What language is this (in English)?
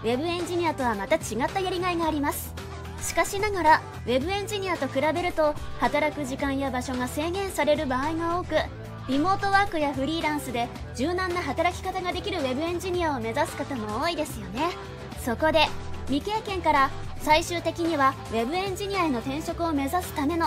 Japanese